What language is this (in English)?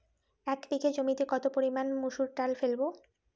Bangla